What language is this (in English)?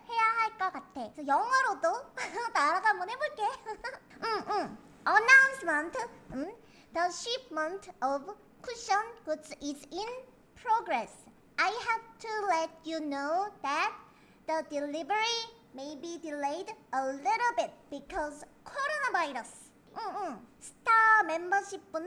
Korean